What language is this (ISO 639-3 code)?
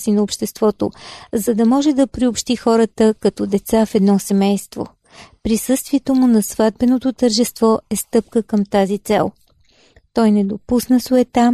bul